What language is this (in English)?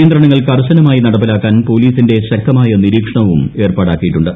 Malayalam